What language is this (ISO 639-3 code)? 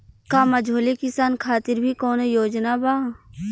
bho